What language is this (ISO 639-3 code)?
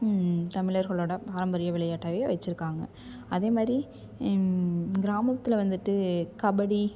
tam